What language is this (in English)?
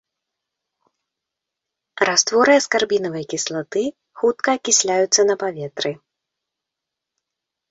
Belarusian